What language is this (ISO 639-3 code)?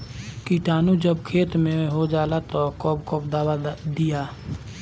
bho